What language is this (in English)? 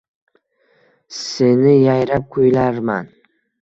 Uzbek